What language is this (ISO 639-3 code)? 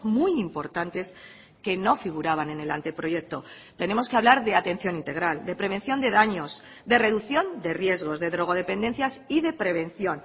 spa